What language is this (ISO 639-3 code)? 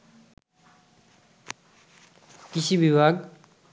ben